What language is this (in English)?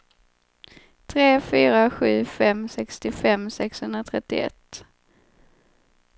Swedish